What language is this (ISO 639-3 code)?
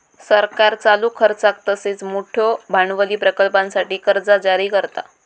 mar